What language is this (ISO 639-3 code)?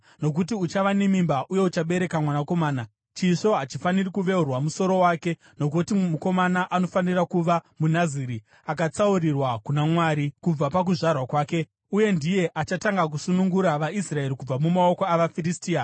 sna